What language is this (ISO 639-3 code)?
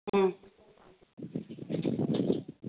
mni